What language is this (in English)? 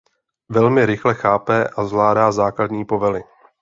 Czech